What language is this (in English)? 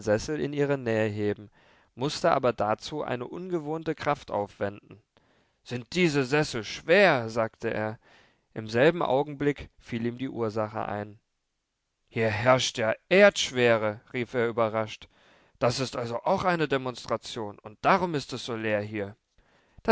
German